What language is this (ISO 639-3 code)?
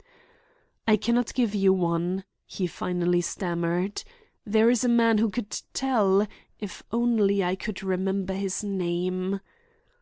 eng